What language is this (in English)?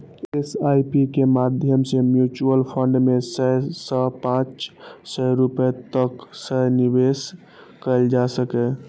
Maithili